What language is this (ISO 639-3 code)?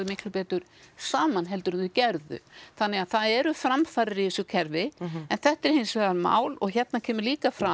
isl